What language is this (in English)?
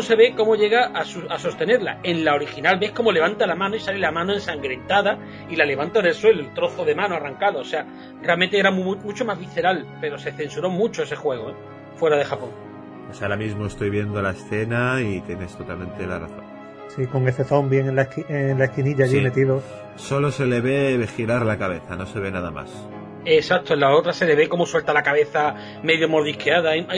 Spanish